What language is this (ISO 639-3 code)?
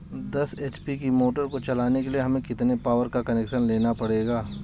hin